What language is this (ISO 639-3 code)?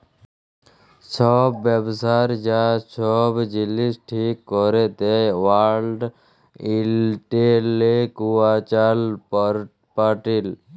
ben